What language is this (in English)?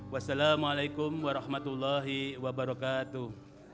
Indonesian